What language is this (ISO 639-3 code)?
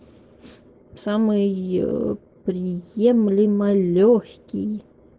rus